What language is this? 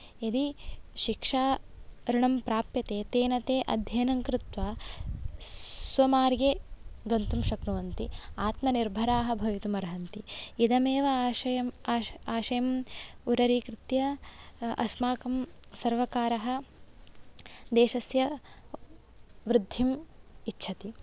Sanskrit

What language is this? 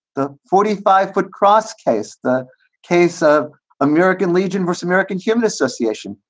English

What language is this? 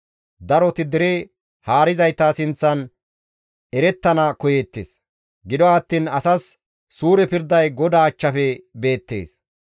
Gamo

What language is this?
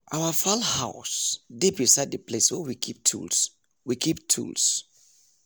Nigerian Pidgin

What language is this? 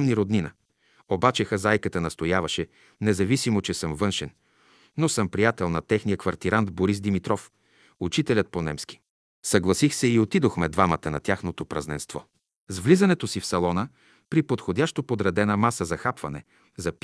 Bulgarian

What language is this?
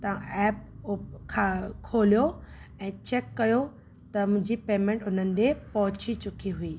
Sindhi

